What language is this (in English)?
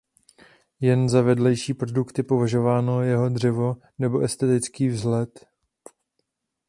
Czech